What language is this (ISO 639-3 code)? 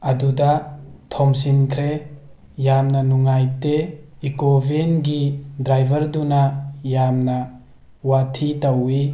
mni